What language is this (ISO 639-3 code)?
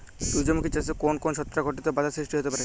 ben